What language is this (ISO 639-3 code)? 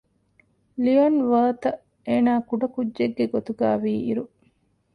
div